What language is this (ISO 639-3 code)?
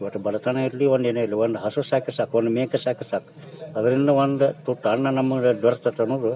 kan